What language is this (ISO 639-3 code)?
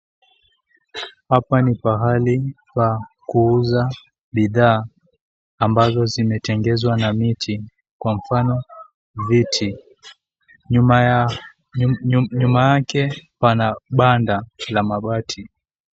swa